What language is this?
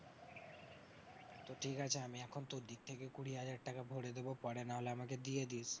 Bangla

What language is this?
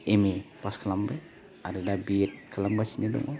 Bodo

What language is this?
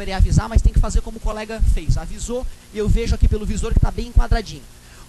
Portuguese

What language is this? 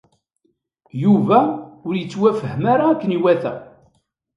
Kabyle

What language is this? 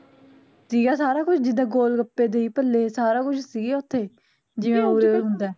Punjabi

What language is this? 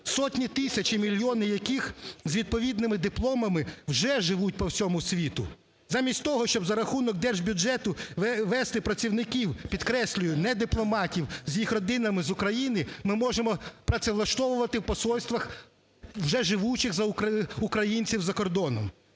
Ukrainian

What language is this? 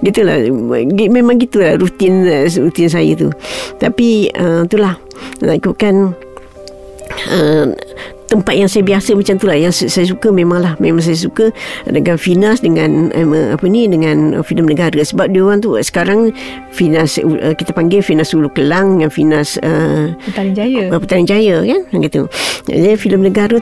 Malay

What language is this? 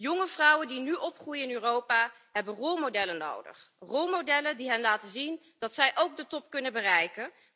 Dutch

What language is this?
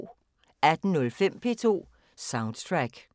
Danish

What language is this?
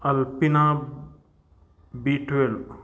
Marathi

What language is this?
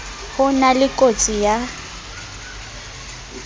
Southern Sotho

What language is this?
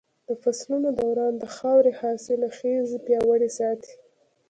Pashto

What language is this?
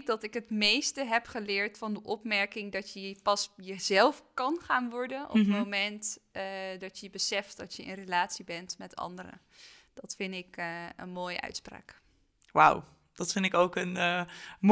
Dutch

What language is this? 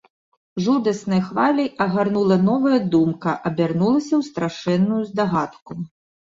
Belarusian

